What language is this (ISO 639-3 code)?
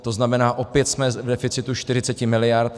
ces